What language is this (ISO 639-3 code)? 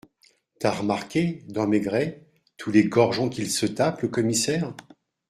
fra